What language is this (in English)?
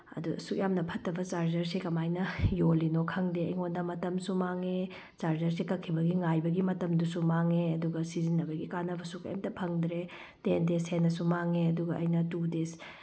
Manipuri